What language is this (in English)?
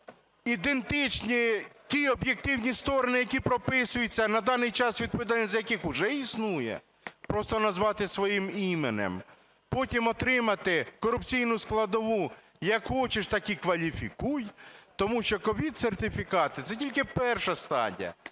Ukrainian